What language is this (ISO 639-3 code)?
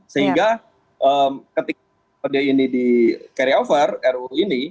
ind